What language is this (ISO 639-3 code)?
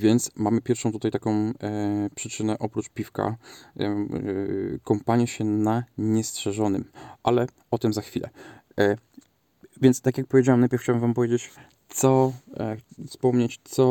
pol